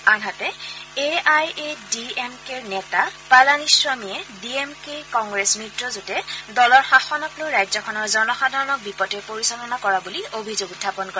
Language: Assamese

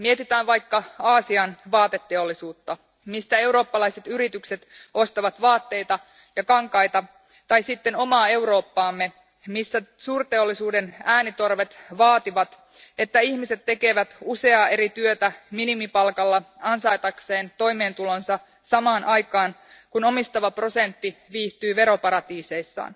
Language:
Finnish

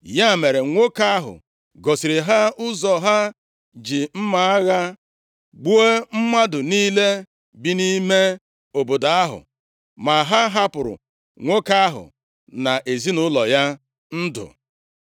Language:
Igbo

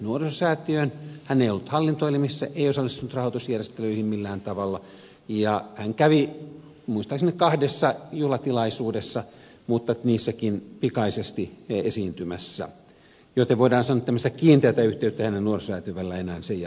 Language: Finnish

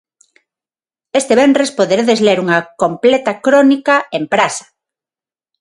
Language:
Galician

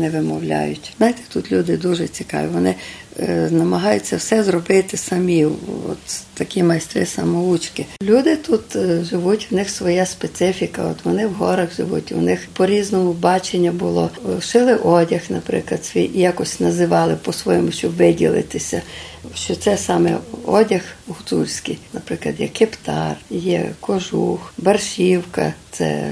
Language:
Ukrainian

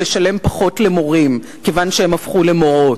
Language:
Hebrew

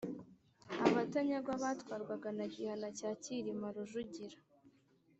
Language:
Kinyarwanda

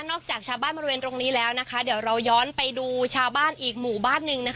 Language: Thai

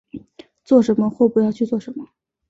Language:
Chinese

